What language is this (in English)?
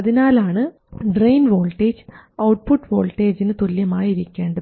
Malayalam